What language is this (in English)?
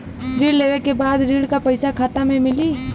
Bhojpuri